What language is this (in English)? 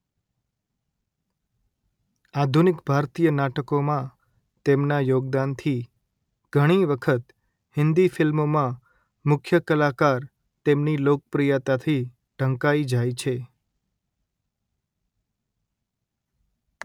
Gujarati